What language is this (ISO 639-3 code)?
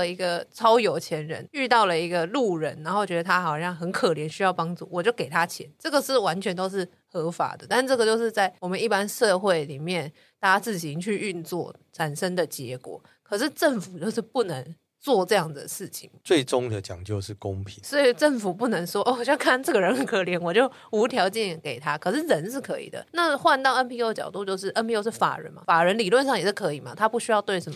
zho